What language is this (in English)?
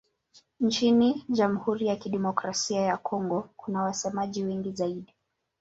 Swahili